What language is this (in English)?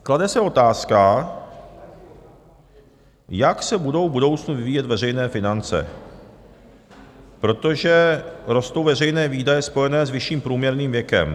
Czech